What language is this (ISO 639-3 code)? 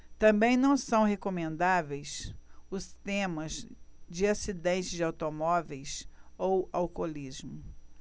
por